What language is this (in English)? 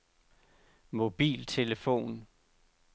Danish